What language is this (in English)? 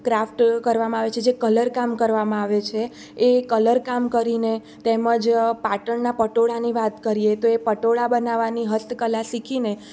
Gujarati